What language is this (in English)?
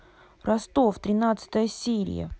Russian